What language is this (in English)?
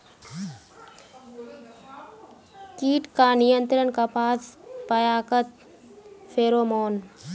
Magahi